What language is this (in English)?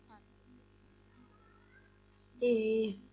Punjabi